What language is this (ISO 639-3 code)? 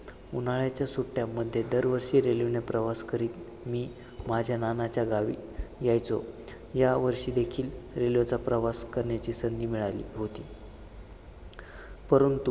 mar